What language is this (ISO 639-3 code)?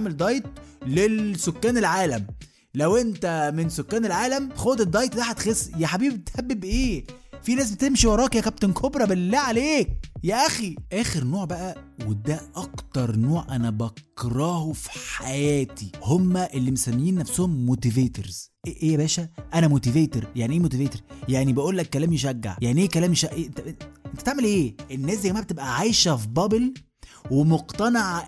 ara